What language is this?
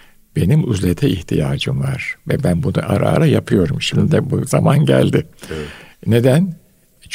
Turkish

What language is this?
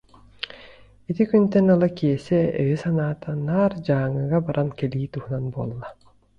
Yakut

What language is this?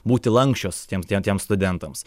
Lithuanian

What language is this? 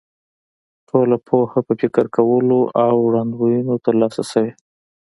Pashto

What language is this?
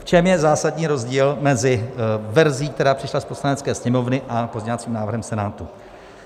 Czech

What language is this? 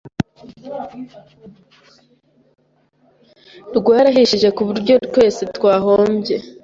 Kinyarwanda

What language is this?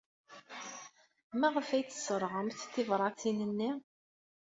Kabyle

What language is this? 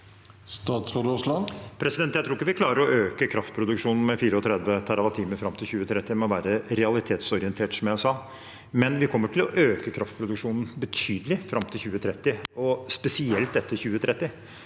Norwegian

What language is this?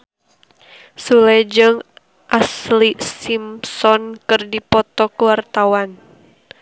Sundanese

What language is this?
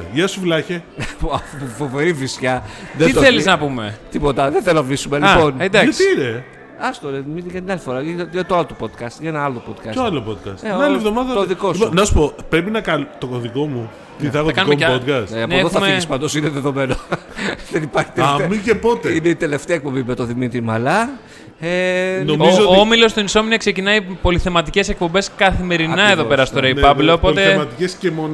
Greek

